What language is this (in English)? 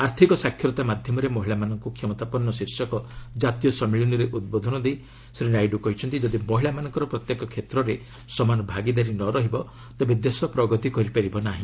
Odia